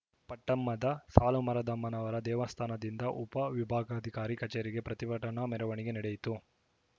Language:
Kannada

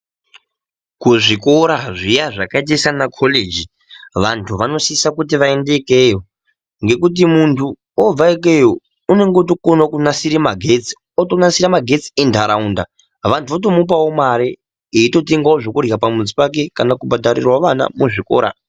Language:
Ndau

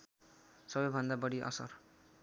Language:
Nepali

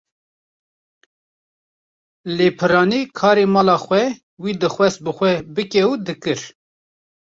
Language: Kurdish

